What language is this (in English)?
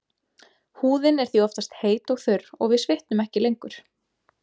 Icelandic